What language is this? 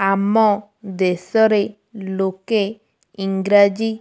Odia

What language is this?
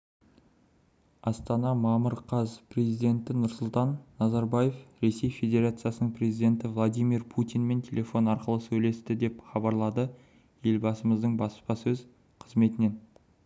Kazakh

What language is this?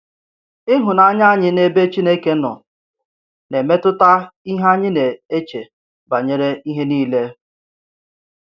Igbo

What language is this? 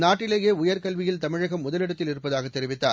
Tamil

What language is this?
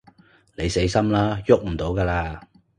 Cantonese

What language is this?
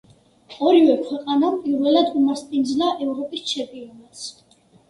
Georgian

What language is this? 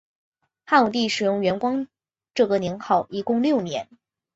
Chinese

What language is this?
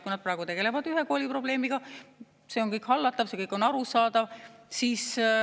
Estonian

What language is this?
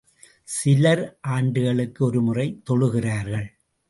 Tamil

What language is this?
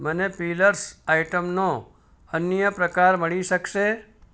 Gujarati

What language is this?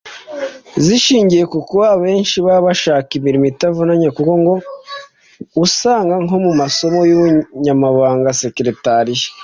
Kinyarwanda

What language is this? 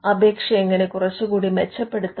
Malayalam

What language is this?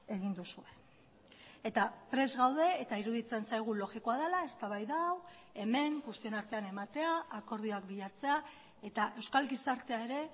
Basque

